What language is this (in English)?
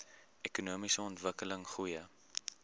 Afrikaans